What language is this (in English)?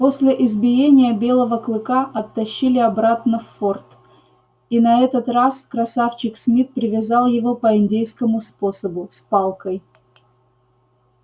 Russian